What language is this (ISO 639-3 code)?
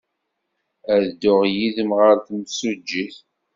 kab